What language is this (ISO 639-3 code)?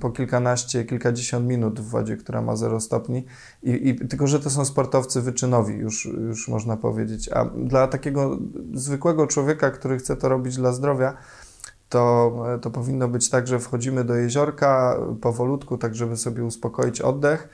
pol